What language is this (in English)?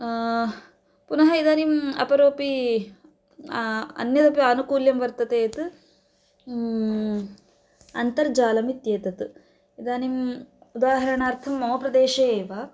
Sanskrit